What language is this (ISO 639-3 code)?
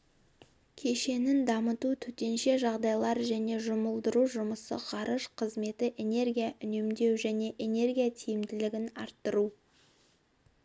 kaz